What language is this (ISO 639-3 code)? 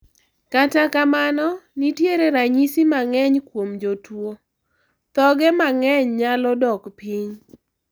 luo